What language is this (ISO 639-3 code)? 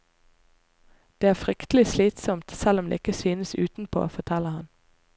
nor